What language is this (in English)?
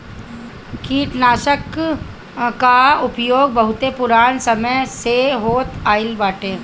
Bhojpuri